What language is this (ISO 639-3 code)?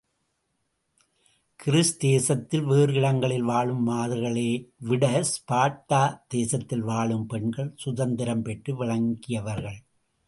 tam